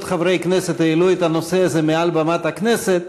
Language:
Hebrew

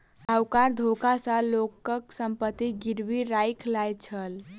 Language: Maithili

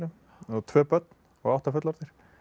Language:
Icelandic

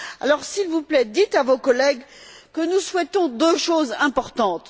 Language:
French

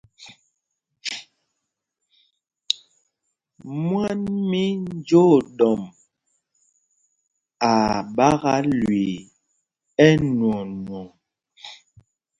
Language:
Mpumpong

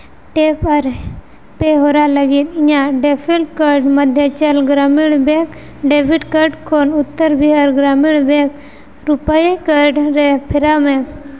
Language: Santali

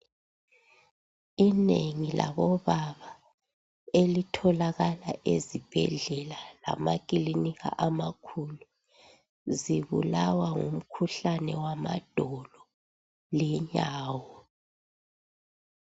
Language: North Ndebele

